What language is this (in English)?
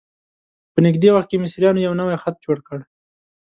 Pashto